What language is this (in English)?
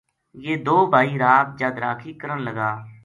Gujari